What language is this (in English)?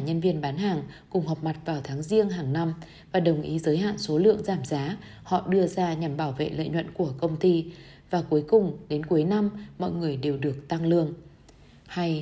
Vietnamese